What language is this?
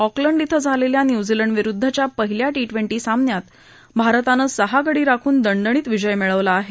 Marathi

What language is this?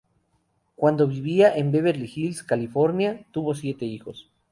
Spanish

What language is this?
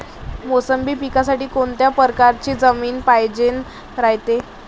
Marathi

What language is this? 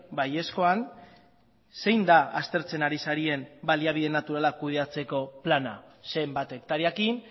Basque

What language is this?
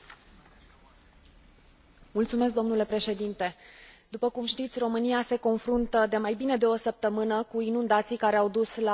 Romanian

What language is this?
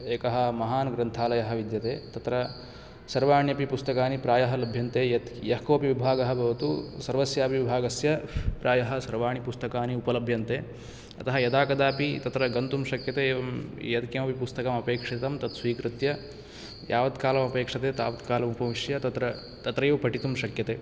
Sanskrit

